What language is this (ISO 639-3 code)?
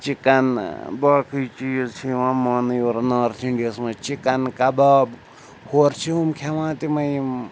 kas